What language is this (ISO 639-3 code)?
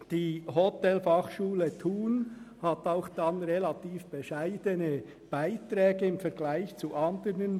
gsw